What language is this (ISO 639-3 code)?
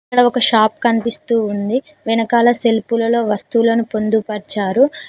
tel